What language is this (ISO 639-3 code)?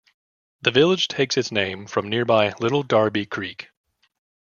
eng